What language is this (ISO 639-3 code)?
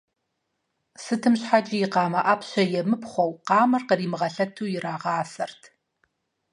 kbd